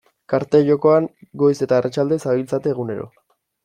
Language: Basque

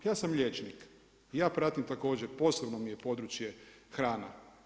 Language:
Croatian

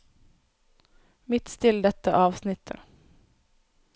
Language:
Norwegian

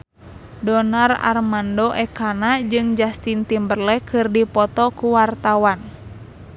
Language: Sundanese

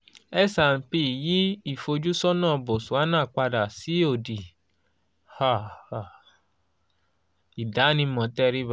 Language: Yoruba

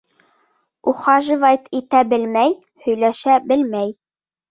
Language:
Bashkir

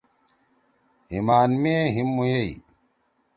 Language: Torwali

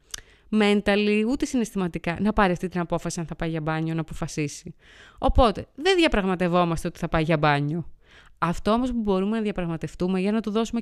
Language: Greek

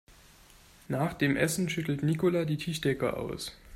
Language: German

